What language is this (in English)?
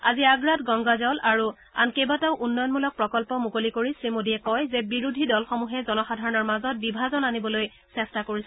Assamese